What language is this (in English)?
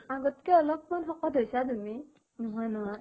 Assamese